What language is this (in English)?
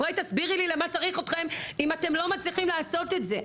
Hebrew